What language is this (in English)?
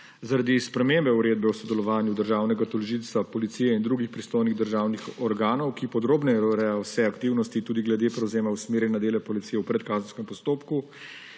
Slovenian